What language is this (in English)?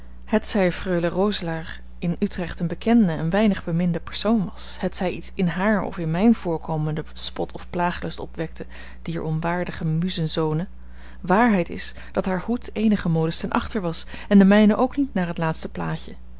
Dutch